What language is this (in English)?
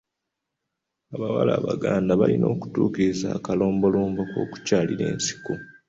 Ganda